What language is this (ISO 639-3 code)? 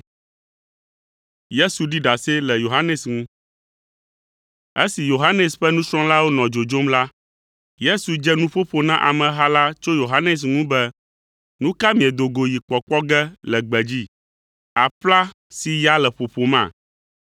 ewe